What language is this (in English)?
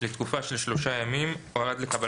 Hebrew